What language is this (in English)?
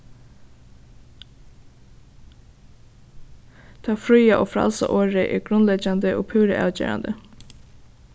Faroese